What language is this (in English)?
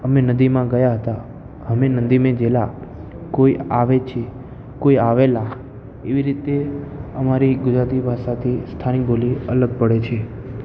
Gujarati